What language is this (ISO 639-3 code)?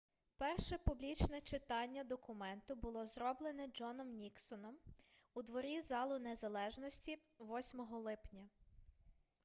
ukr